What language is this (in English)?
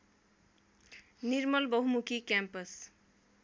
Nepali